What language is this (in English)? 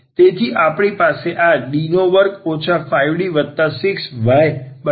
Gujarati